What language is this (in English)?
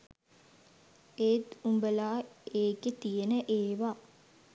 Sinhala